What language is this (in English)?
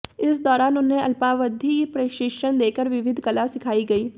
Hindi